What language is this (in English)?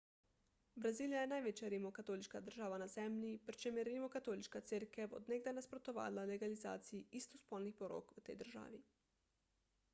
Slovenian